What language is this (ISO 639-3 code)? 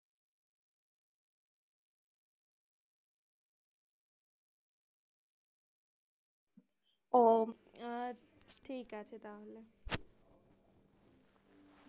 ben